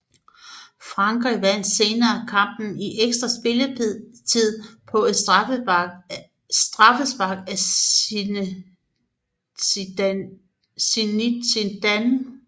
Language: Danish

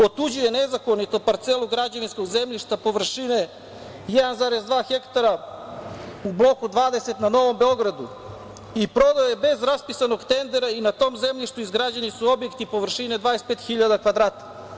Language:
Serbian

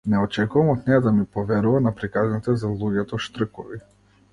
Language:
Macedonian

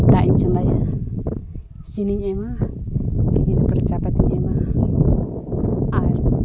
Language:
Santali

